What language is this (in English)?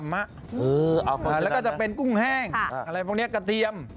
Thai